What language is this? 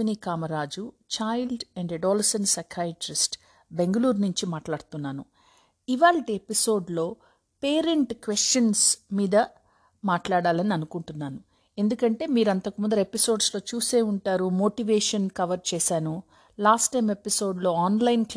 Telugu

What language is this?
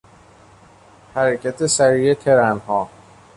Persian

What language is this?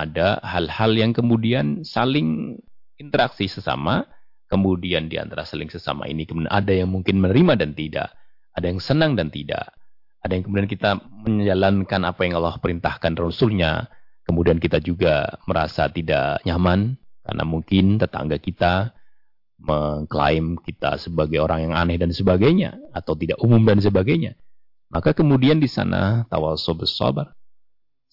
Indonesian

